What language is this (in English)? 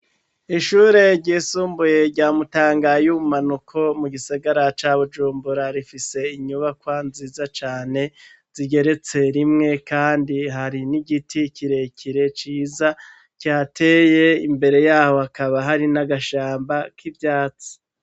Rundi